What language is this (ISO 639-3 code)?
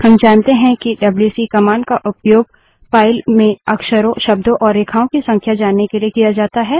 hin